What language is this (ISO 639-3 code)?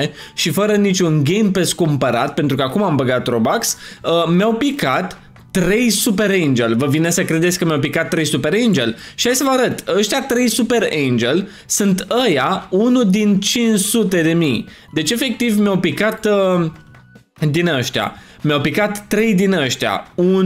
ron